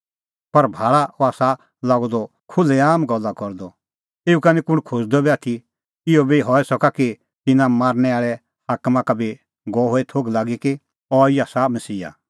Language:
Kullu Pahari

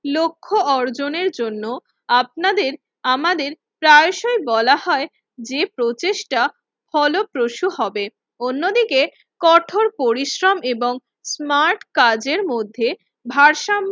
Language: Bangla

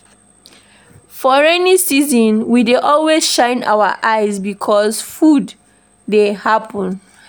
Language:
Nigerian Pidgin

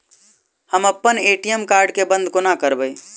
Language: Maithili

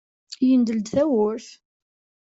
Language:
Kabyle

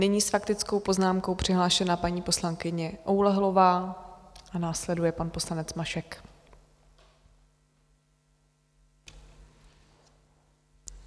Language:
Czech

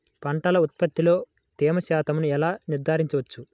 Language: Telugu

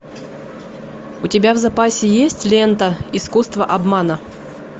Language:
Russian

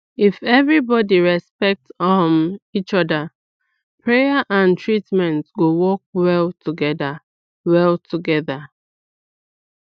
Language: Nigerian Pidgin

